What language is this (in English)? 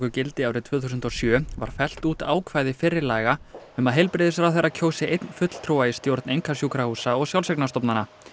Icelandic